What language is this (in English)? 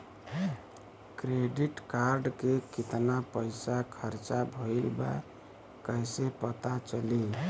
Bhojpuri